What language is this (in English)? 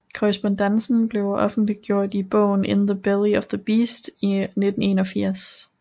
Danish